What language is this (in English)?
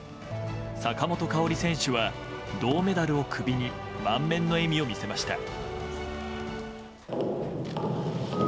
Japanese